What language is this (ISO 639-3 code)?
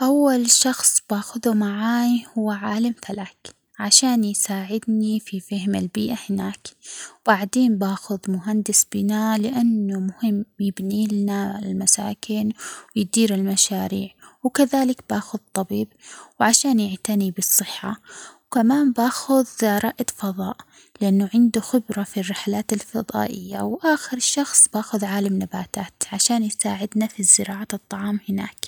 acx